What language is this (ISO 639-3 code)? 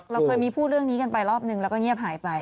tha